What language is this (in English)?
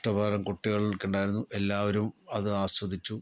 Malayalam